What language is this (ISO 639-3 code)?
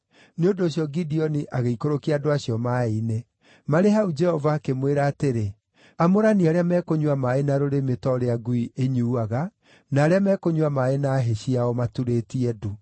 kik